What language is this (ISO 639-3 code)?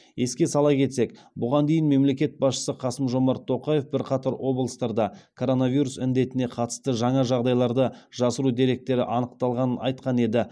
kaz